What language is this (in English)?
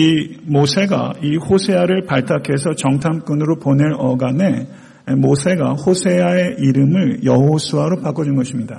Korean